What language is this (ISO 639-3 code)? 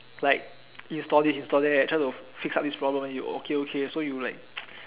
eng